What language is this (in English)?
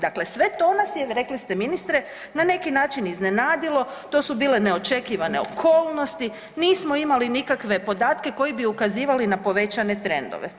Croatian